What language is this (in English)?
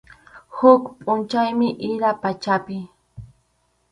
Arequipa-La Unión Quechua